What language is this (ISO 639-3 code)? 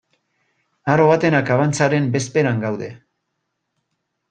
eus